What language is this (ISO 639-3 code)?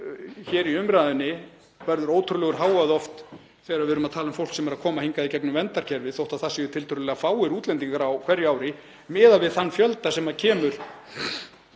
isl